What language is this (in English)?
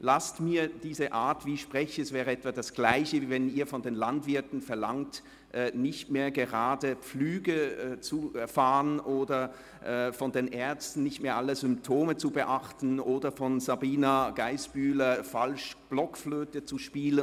Swiss German